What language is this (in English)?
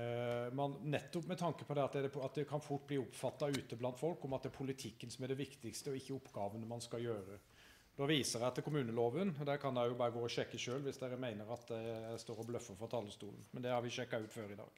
Norwegian